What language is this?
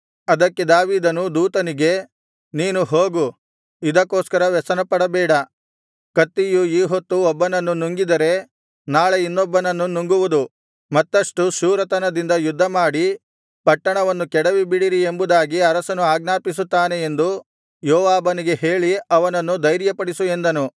Kannada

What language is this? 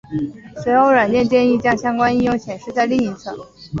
Chinese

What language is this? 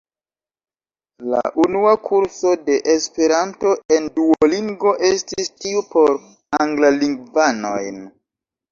Esperanto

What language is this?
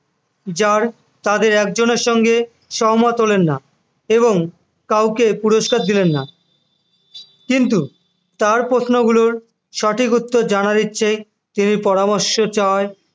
Bangla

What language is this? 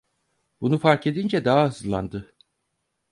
Turkish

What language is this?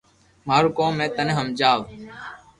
Loarki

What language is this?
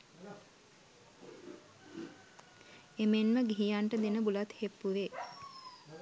Sinhala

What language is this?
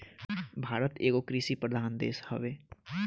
Bhojpuri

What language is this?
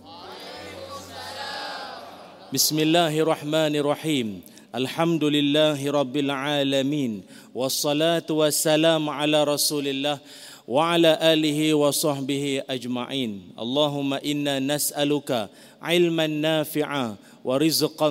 Malay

